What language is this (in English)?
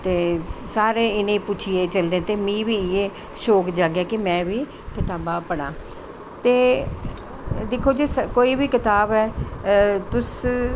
Dogri